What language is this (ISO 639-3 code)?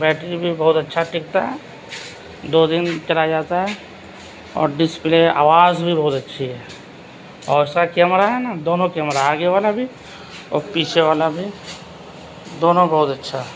urd